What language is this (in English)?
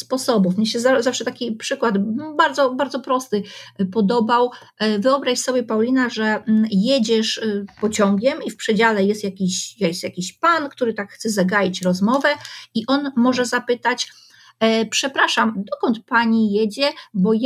Polish